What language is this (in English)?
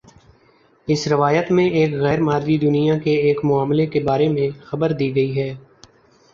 Urdu